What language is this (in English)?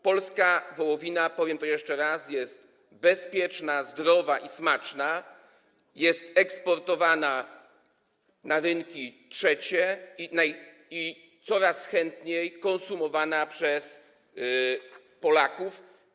Polish